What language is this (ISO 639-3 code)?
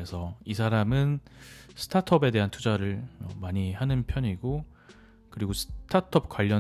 kor